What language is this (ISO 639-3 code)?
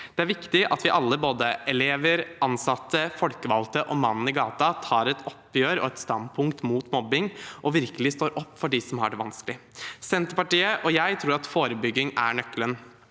nor